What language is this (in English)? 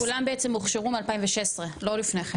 Hebrew